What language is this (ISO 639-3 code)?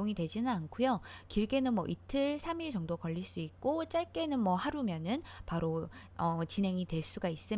kor